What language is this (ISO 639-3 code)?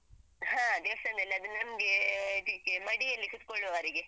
kan